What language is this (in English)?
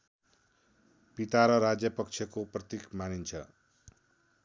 Nepali